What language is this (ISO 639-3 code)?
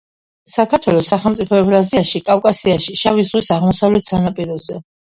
kat